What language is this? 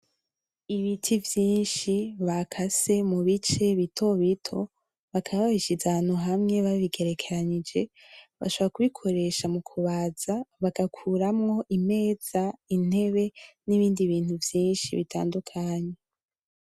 Rundi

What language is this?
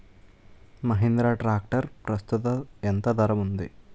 Telugu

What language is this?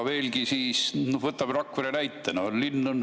Estonian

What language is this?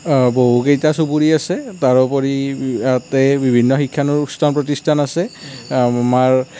Assamese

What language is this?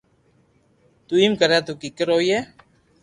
Loarki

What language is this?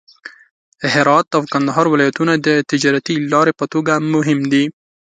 Pashto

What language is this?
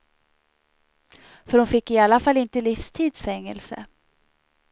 Swedish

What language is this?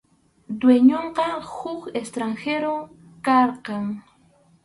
Arequipa-La Unión Quechua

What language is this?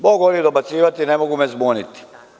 Serbian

